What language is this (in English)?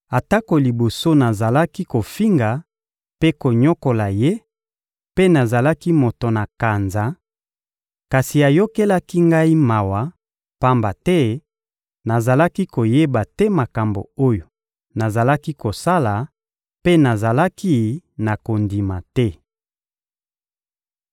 Lingala